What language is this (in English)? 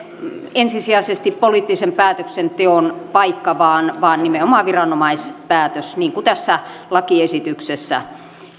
Finnish